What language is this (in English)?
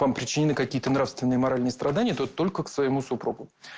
Russian